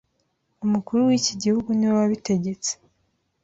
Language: Kinyarwanda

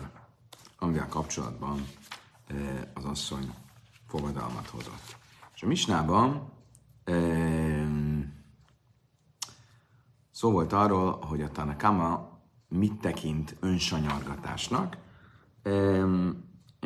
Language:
Hungarian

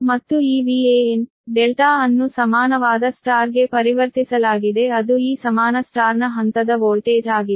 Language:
Kannada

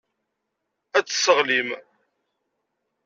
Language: Kabyle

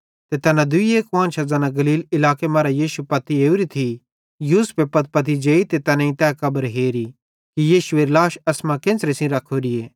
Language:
Bhadrawahi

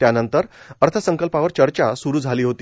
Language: Marathi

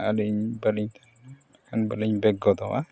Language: Santali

